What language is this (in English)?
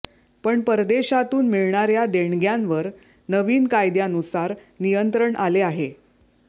Marathi